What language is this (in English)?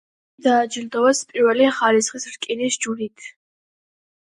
Georgian